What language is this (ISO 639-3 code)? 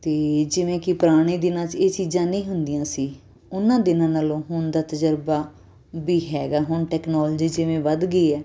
pan